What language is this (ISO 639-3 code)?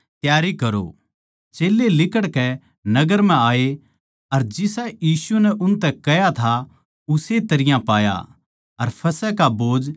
bgc